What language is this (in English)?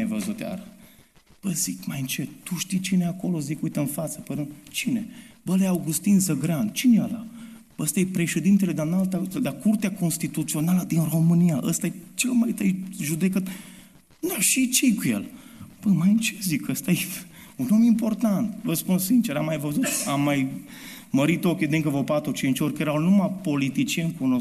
Romanian